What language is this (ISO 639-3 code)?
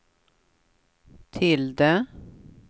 swe